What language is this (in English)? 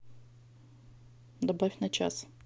Russian